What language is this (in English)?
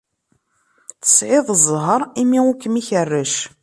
Kabyle